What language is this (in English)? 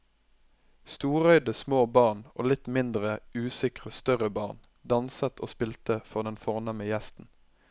Norwegian